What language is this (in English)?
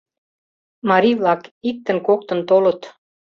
Mari